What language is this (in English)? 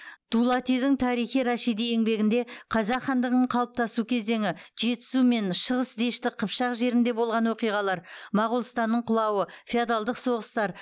Kazakh